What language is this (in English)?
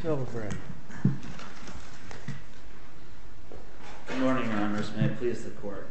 English